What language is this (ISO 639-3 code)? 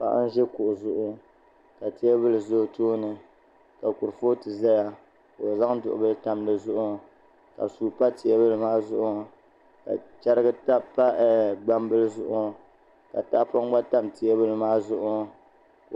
dag